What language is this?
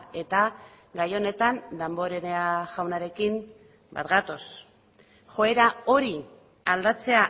Basque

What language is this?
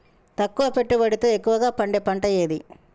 Telugu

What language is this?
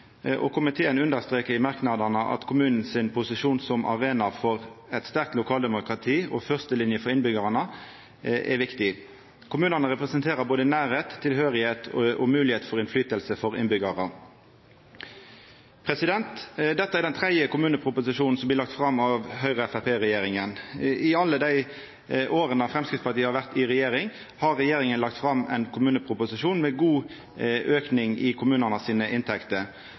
Norwegian Nynorsk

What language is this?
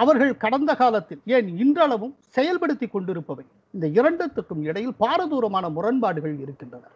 Tamil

